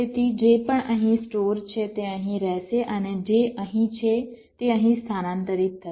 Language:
Gujarati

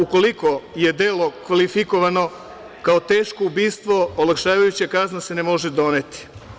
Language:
Serbian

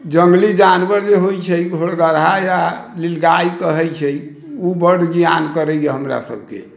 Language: Maithili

